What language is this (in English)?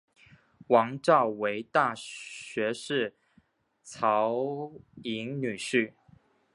Chinese